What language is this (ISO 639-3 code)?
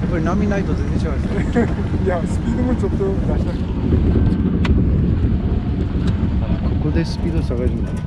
jpn